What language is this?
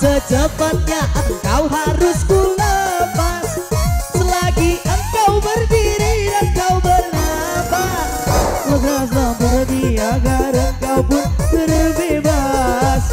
Indonesian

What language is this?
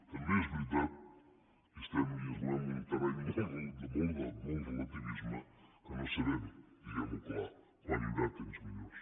Catalan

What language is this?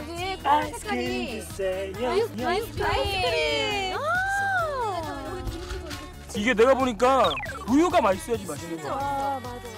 Korean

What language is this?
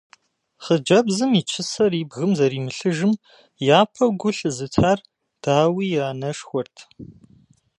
Kabardian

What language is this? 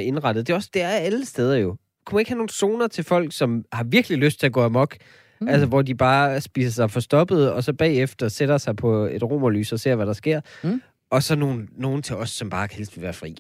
Danish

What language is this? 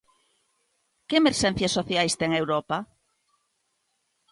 Galician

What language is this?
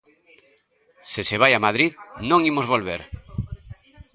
Galician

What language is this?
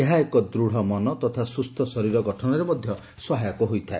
Odia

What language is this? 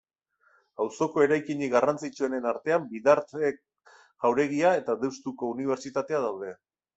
Basque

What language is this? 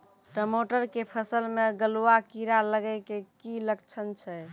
Maithili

